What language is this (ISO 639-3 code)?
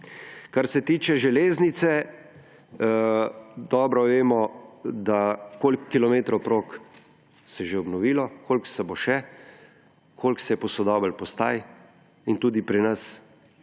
slv